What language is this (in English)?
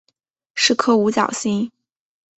Chinese